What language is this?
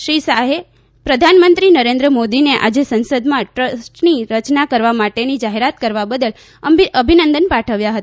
Gujarati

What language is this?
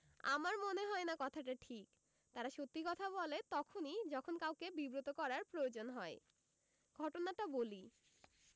Bangla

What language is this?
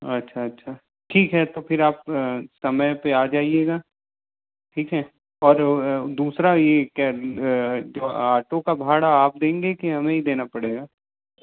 Hindi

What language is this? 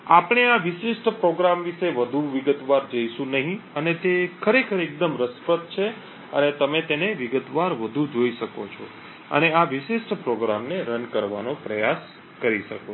Gujarati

